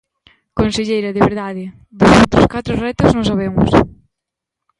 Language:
Galician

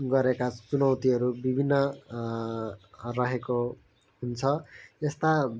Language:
Nepali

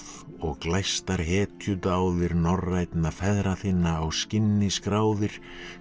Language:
Icelandic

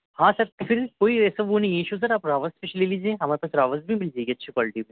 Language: Urdu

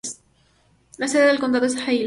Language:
Spanish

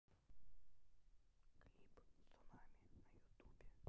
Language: Russian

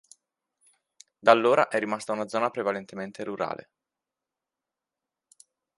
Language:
Italian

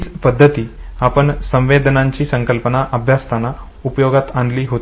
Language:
Marathi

